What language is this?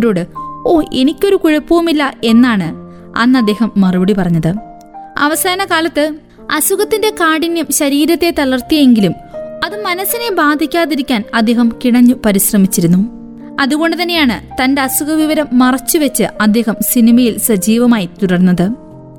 Malayalam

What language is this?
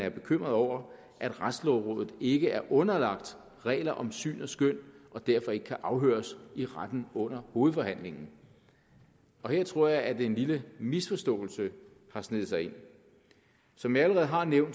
Danish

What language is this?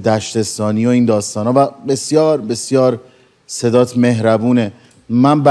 Persian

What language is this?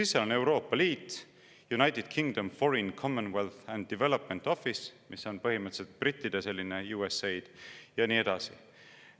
Estonian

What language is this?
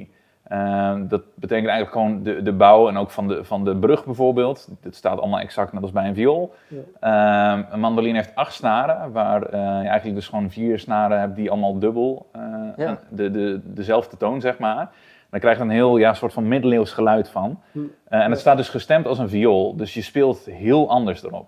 Dutch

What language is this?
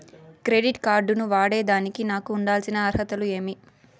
Telugu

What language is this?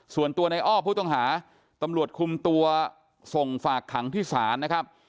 Thai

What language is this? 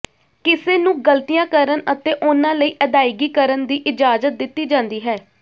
Punjabi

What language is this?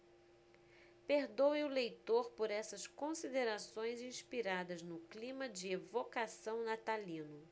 Portuguese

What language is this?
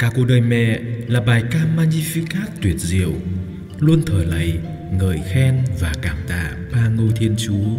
Vietnamese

